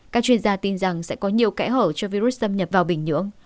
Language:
Vietnamese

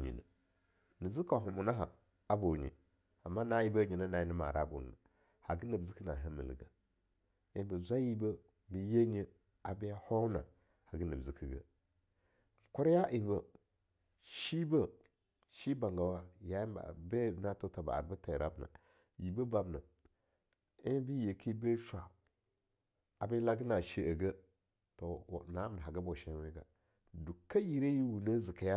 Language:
Longuda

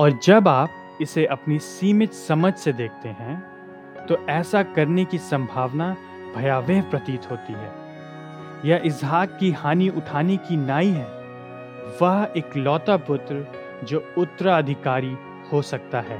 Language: Hindi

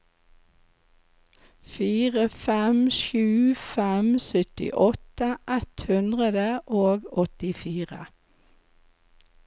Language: Norwegian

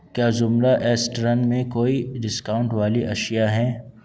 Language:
Urdu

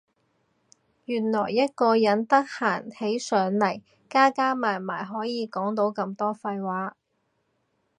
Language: Cantonese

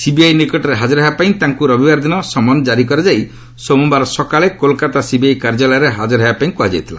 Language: Odia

